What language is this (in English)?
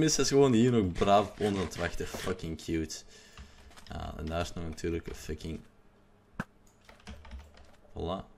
Dutch